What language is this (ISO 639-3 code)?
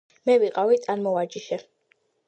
kat